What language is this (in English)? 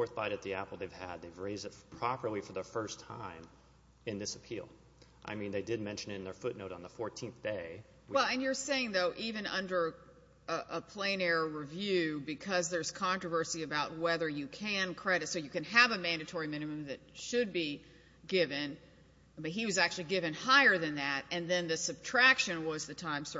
English